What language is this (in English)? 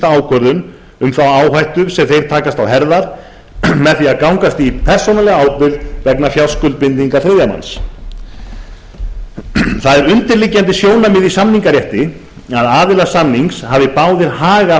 Icelandic